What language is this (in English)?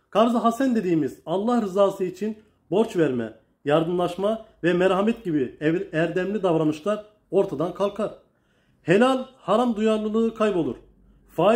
Turkish